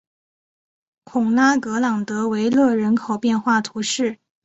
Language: Chinese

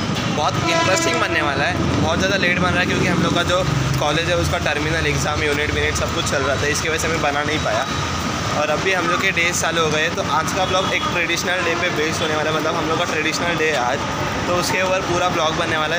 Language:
Hindi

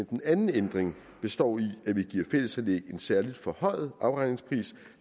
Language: Danish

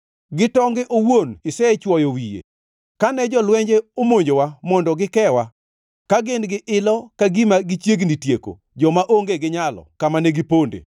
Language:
Luo (Kenya and Tanzania)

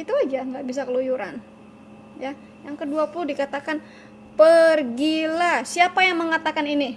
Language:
Indonesian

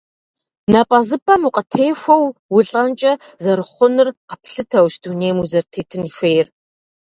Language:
Kabardian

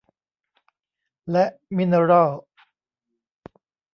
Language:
Thai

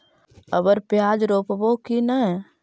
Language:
Magahi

